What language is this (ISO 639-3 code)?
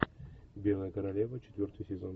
rus